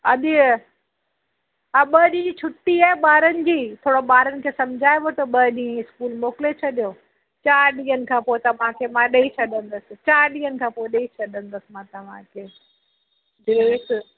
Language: Sindhi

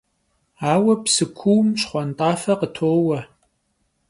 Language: Kabardian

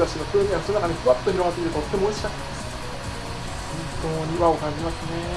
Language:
Japanese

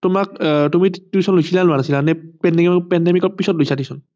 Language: Assamese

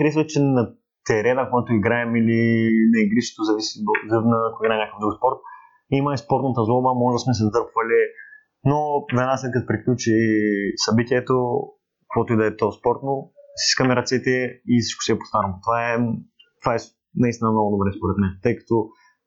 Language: Bulgarian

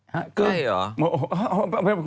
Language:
Thai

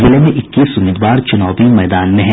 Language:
Hindi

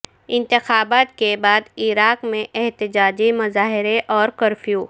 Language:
Urdu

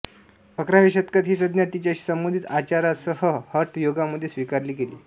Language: Marathi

